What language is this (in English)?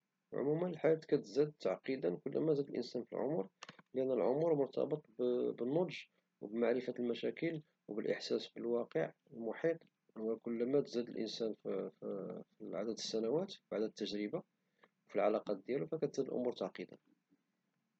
Moroccan Arabic